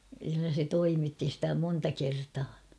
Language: Finnish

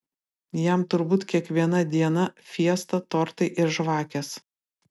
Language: Lithuanian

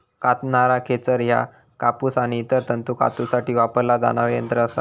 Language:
Marathi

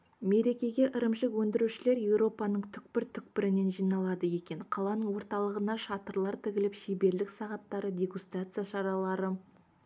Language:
Kazakh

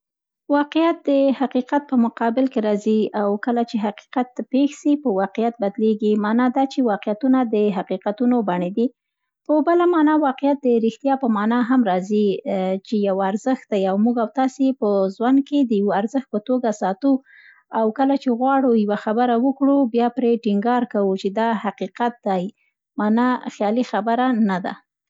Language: Central Pashto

